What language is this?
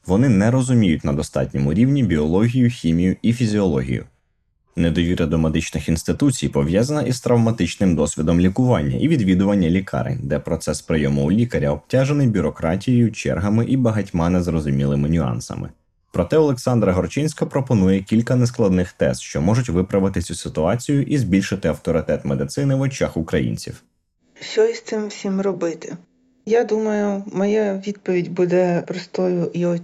Ukrainian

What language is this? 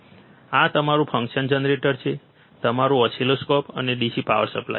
Gujarati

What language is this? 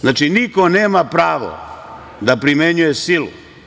Serbian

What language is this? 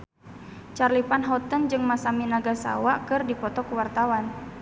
Sundanese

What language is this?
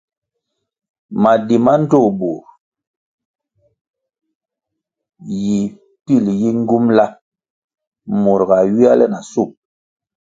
Kwasio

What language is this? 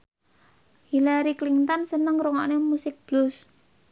Javanese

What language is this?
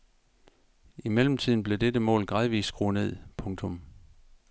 Danish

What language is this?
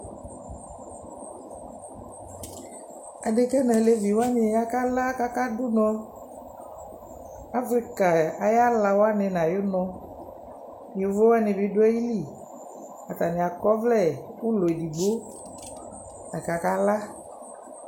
Ikposo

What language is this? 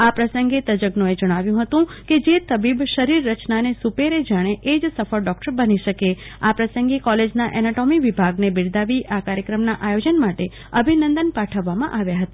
Gujarati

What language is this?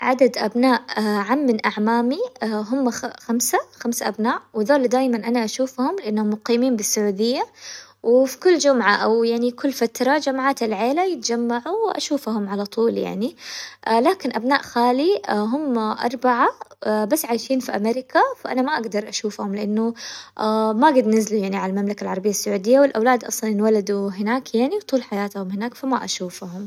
Hijazi Arabic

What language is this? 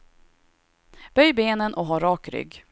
Swedish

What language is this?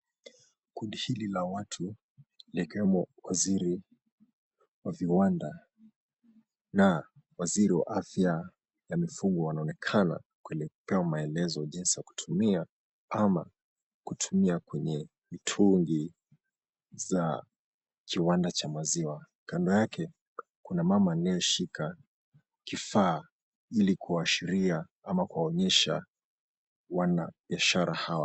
Swahili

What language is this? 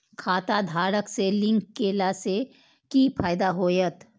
Maithili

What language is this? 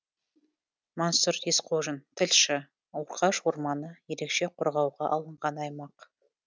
Kazakh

